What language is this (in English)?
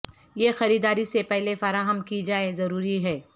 Urdu